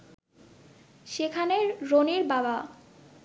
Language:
Bangla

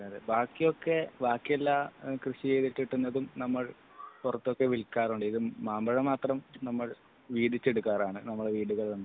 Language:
Malayalam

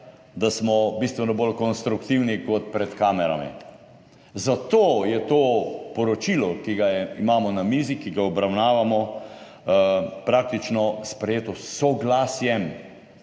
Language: Slovenian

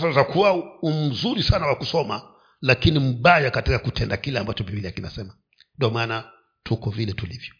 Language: Swahili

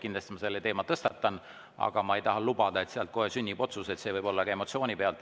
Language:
Estonian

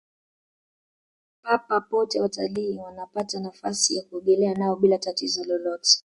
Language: Swahili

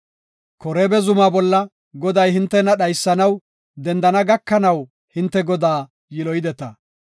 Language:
Gofa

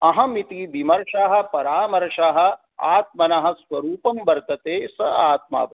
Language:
Sanskrit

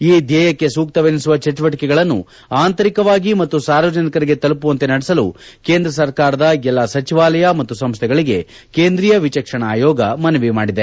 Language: Kannada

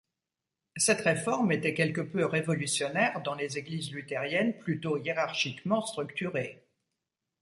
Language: French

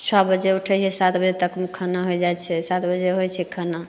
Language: Maithili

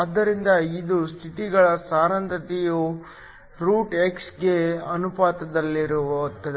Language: Kannada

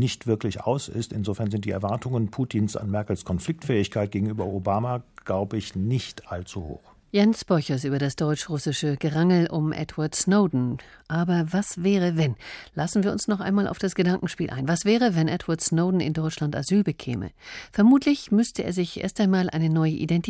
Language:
German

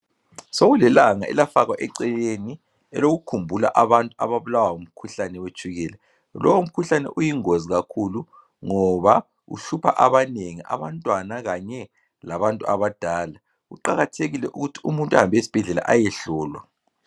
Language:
North Ndebele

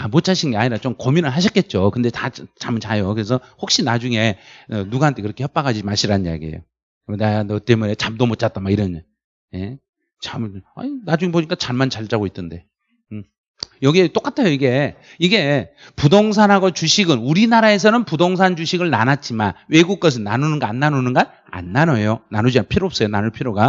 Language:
Korean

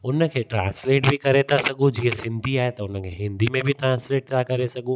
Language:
Sindhi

